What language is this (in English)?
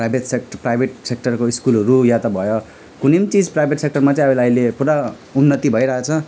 Nepali